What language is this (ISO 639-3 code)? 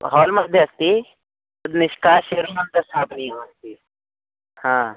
san